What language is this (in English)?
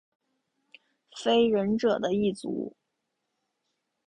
Chinese